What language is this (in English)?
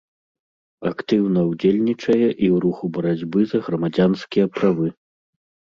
Belarusian